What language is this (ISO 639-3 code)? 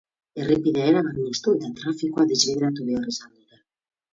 eus